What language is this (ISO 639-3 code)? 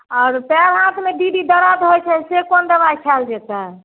mai